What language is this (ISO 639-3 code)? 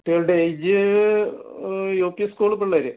mal